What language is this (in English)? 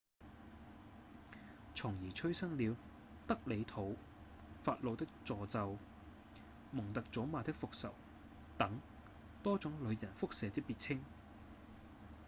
Cantonese